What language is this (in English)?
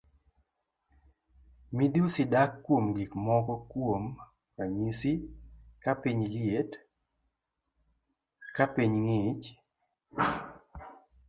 Luo (Kenya and Tanzania)